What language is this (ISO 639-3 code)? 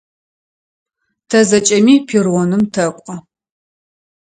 ady